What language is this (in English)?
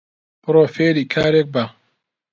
Central Kurdish